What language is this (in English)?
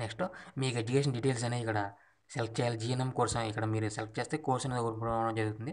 Hindi